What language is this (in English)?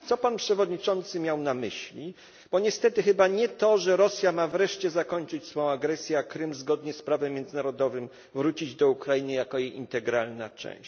Polish